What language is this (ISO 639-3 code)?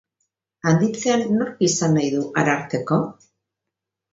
eus